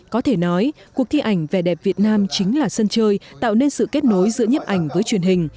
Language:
Vietnamese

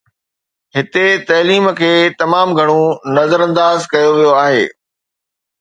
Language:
Sindhi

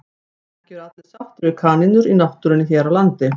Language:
Icelandic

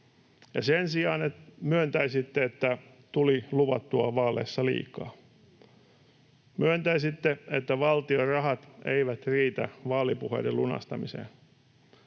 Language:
Finnish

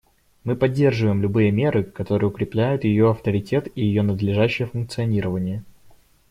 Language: Russian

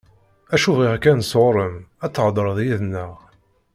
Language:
Kabyle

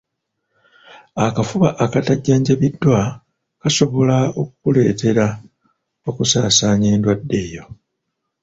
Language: Ganda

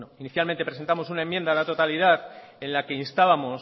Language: Spanish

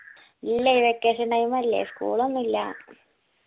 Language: Malayalam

